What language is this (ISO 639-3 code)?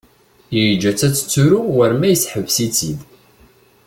kab